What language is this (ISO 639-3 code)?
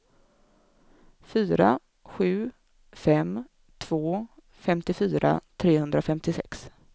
swe